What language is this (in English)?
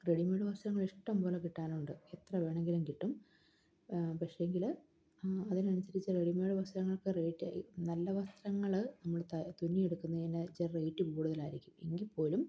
Malayalam